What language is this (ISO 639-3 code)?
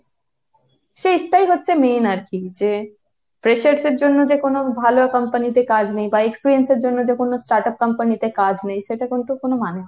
ben